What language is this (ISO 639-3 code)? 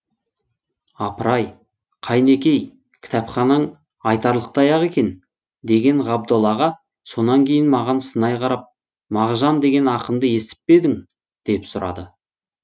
kaz